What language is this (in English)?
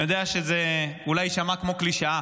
Hebrew